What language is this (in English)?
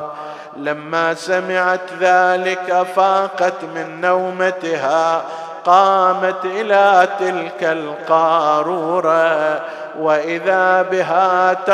Arabic